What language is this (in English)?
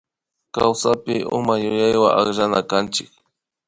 Imbabura Highland Quichua